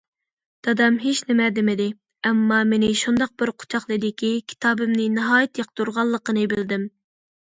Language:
Uyghur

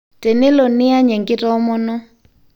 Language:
Masai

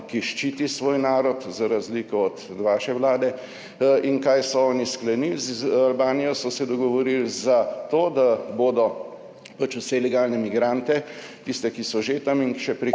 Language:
Slovenian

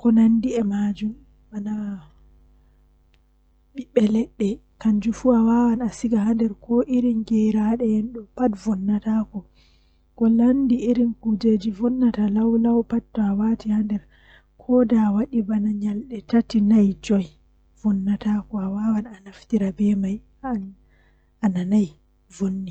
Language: Western Niger Fulfulde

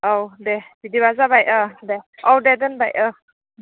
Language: Bodo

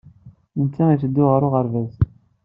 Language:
Kabyle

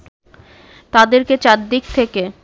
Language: Bangla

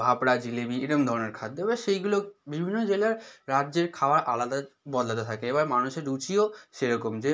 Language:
Bangla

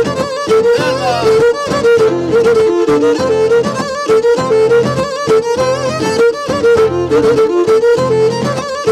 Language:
Greek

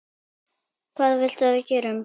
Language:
Icelandic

